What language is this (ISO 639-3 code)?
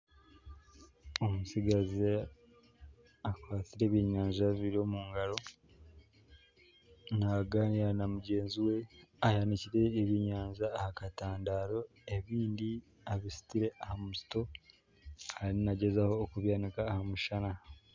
nyn